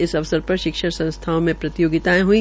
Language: Hindi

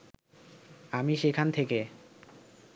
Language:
Bangla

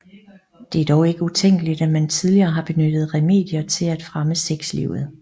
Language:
Danish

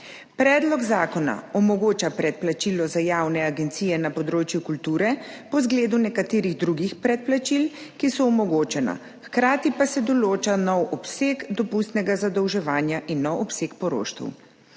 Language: Slovenian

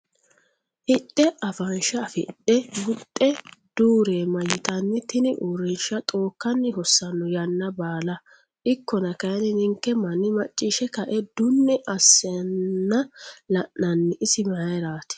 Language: Sidamo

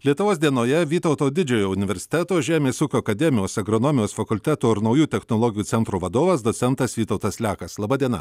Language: Lithuanian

